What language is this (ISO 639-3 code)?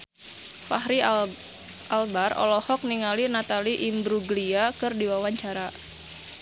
sun